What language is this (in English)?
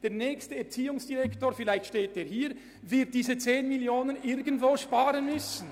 Swiss German